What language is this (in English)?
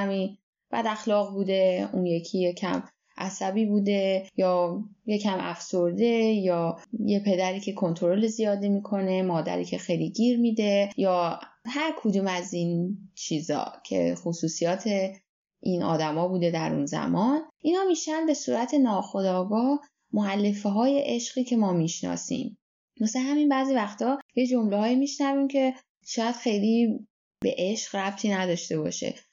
Persian